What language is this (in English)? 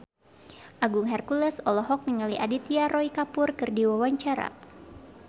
Sundanese